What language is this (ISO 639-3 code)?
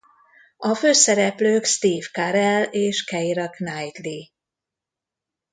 hun